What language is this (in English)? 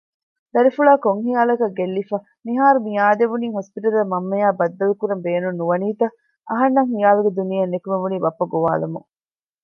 Divehi